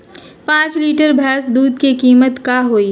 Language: Magahi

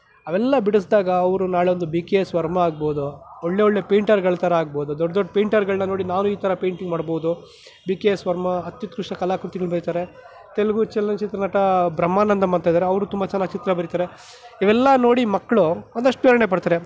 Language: Kannada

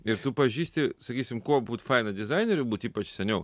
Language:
Lithuanian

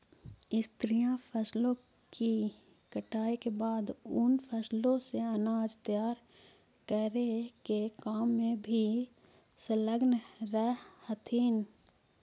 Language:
Magahi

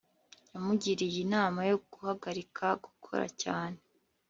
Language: Kinyarwanda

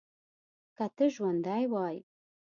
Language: Pashto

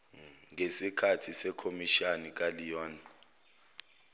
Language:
Zulu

